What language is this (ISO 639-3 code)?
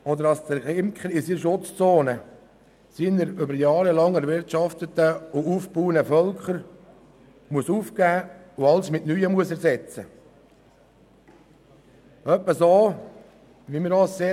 gsw